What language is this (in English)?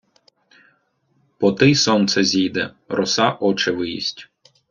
Ukrainian